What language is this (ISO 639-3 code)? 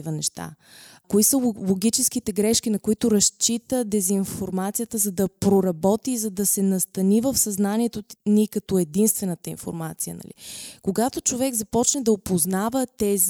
bul